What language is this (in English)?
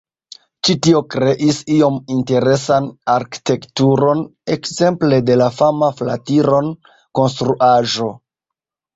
Esperanto